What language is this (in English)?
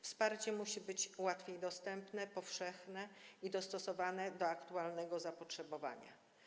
Polish